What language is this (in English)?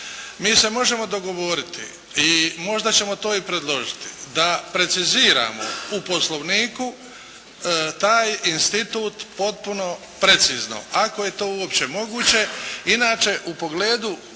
Croatian